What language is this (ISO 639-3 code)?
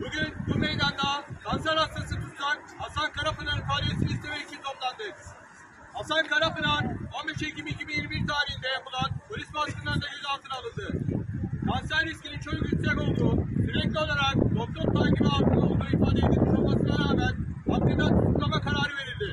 tur